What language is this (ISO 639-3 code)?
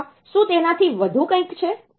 guj